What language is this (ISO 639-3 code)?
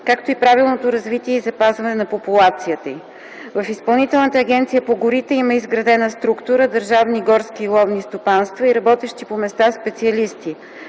bul